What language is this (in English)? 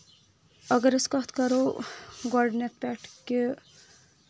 Kashmiri